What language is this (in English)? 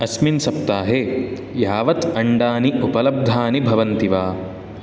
Sanskrit